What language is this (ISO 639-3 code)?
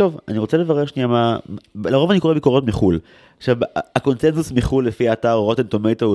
heb